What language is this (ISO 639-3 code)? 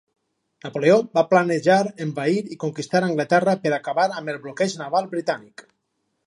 cat